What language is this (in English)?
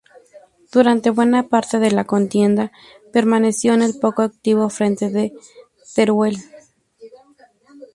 Spanish